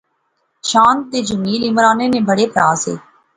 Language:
Pahari-Potwari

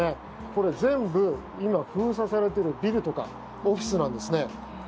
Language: Japanese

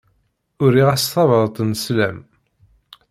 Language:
Kabyle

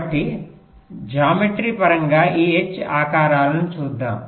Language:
Telugu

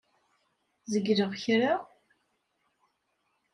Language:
Kabyle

